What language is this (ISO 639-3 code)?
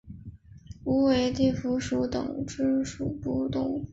zho